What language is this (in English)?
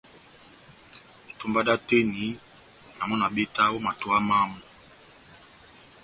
Batanga